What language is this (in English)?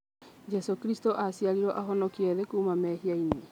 Kikuyu